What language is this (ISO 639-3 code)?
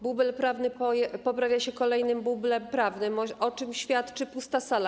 pol